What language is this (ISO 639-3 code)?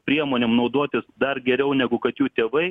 lit